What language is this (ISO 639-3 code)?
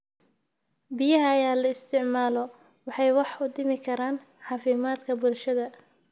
som